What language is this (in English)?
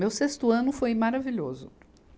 Portuguese